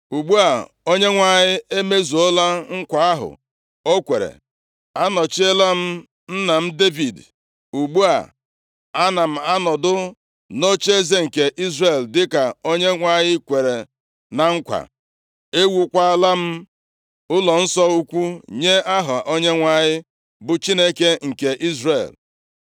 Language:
Igbo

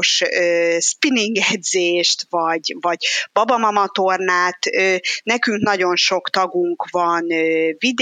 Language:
Hungarian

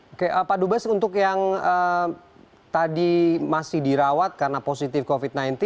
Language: Indonesian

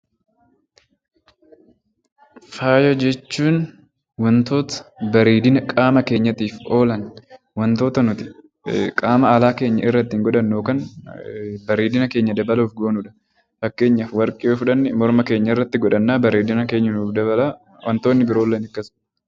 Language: Oromo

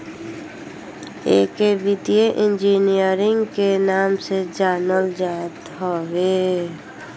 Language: Bhojpuri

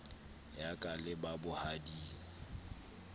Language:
Southern Sotho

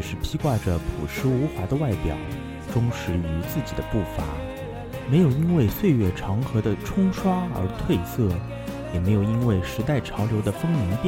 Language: Chinese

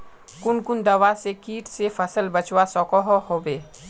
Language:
Magahi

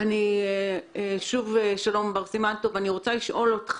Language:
Hebrew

